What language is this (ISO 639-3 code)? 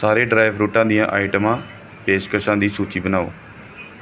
pan